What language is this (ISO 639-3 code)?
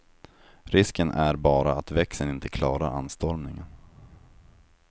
swe